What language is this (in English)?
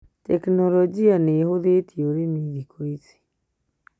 Kikuyu